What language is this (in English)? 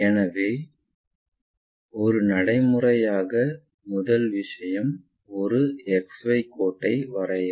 Tamil